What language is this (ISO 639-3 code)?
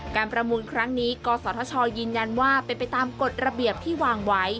tha